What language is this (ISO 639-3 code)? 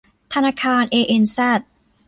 tha